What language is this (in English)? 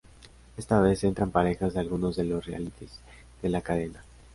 Spanish